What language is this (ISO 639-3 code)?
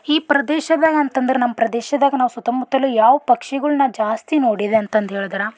kan